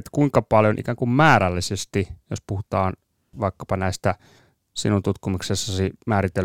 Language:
Finnish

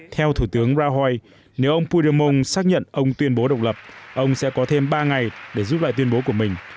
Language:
Vietnamese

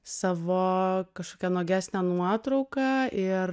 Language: Lithuanian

